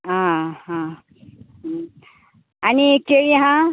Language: Konkani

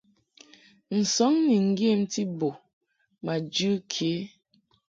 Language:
Mungaka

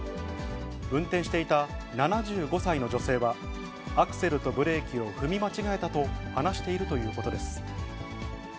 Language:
Japanese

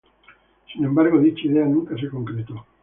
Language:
Spanish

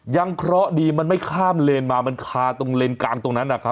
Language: Thai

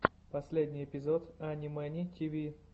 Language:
Russian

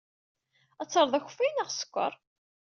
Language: Kabyle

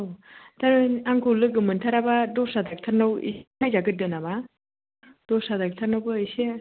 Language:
Bodo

